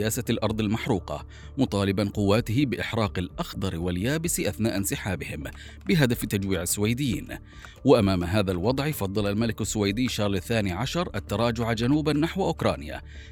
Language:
Arabic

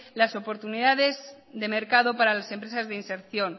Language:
Spanish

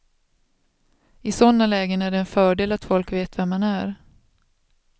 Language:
Swedish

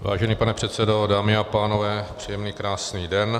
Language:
Czech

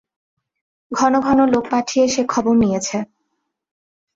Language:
Bangla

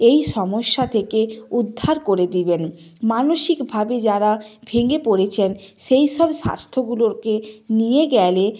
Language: Bangla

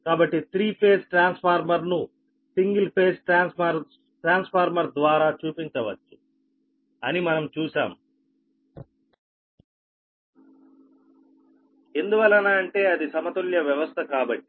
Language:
Telugu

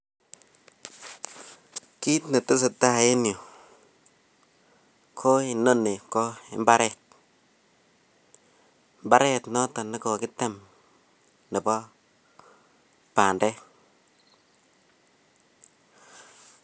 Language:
Kalenjin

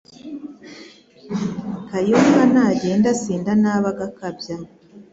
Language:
Kinyarwanda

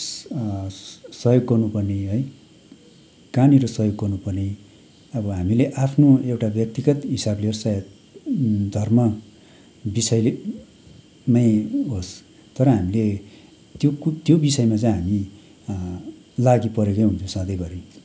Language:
Nepali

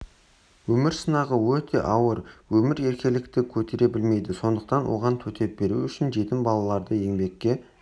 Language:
Kazakh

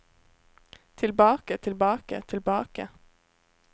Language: Norwegian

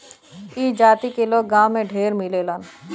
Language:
Bhojpuri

